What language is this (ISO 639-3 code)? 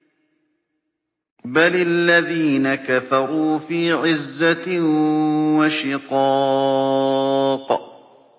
ara